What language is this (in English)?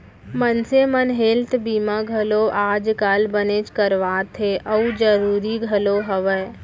Chhattisgarhi